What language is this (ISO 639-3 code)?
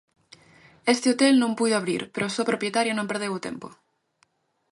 glg